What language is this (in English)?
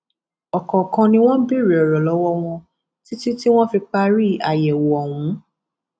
Yoruba